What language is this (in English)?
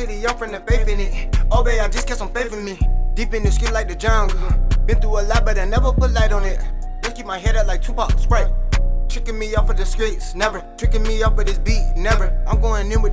English